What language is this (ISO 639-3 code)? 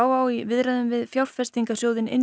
isl